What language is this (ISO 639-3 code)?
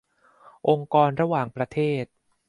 tha